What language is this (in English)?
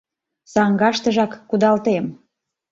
Mari